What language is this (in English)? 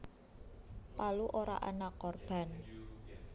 Javanese